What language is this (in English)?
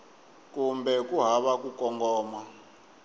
Tsonga